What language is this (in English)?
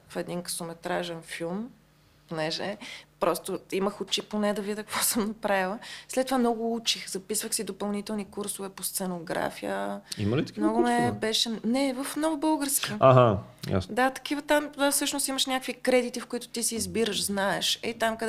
Bulgarian